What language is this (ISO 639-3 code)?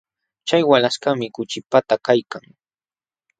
qxw